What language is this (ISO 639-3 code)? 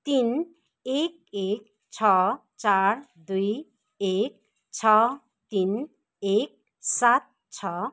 nep